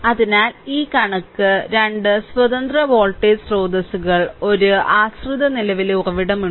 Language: Malayalam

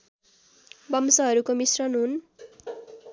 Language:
Nepali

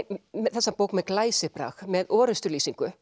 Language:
Icelandic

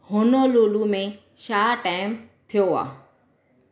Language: Sindhi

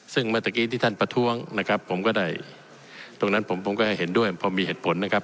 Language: Thai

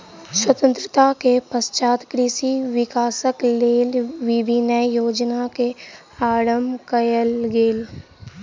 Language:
Maithili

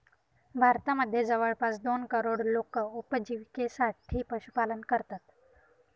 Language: Marathi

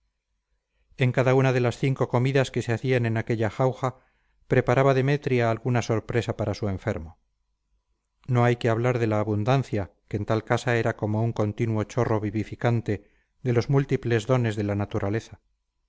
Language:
Spanish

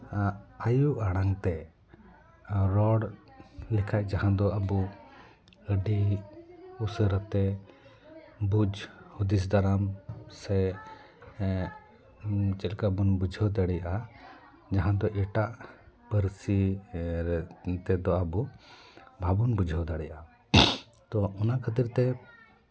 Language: Santali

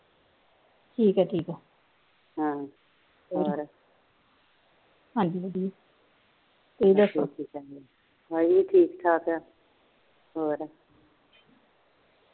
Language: Punjabi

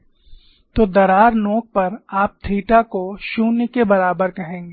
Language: Hindi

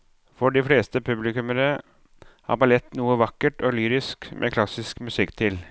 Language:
Norwegian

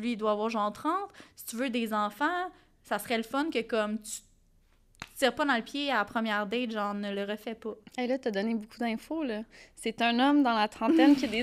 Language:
French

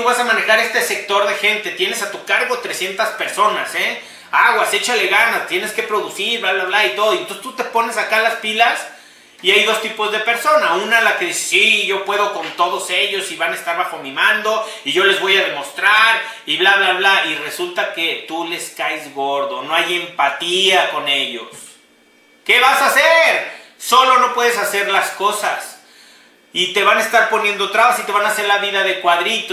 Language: Spanish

